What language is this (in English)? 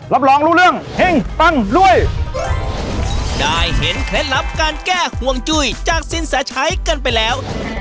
Thai